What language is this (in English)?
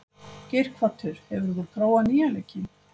Icelandic